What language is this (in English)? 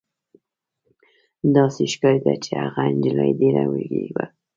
Pashto